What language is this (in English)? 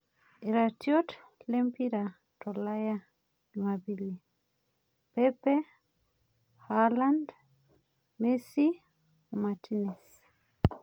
Masai